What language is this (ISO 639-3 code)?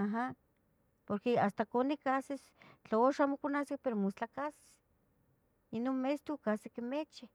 nhg